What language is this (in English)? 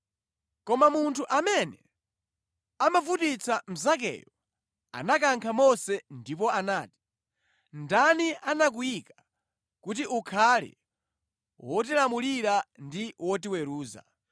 Nyanja